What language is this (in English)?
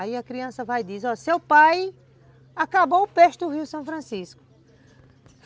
Portuguese